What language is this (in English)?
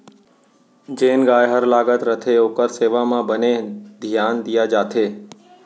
Chhattisgarhi